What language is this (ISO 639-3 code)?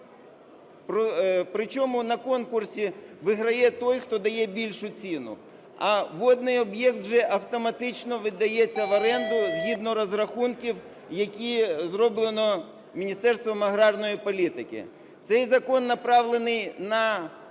ukr